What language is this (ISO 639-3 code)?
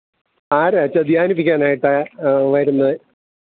mal